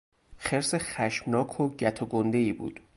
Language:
Persian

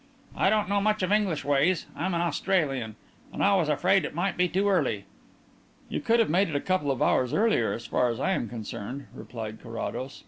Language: English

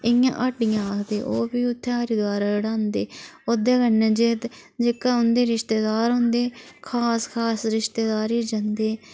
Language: Dogri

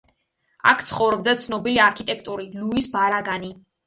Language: Georgian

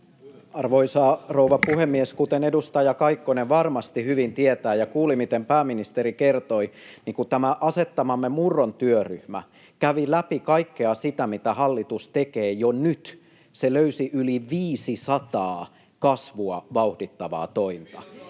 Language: Finnish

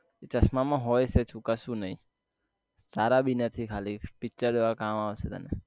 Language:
Gujarati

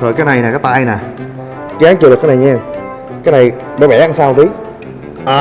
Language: Vietnamese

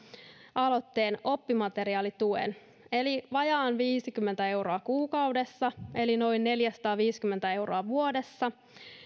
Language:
Finnish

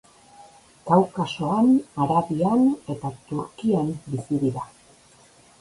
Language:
Basque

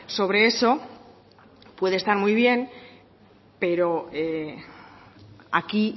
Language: Spanish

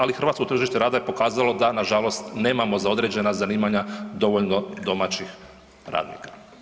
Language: Croatian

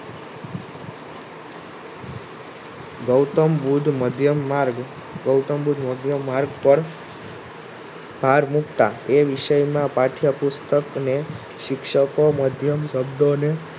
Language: Gujarati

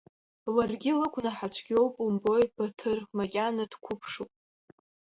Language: Abkhazian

